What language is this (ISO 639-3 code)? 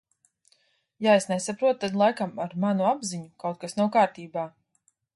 lav